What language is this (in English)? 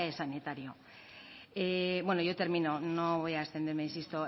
Spanish